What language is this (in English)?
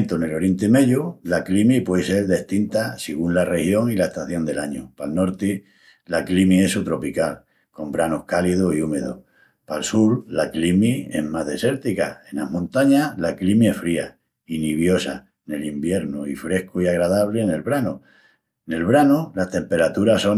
Extremaduran